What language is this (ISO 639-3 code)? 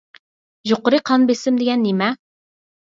uig